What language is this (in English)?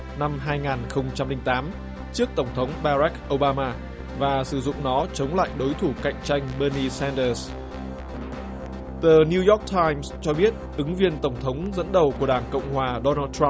Vietnamese